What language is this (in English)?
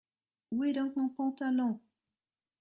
French